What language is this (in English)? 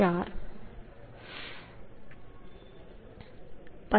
Gujarati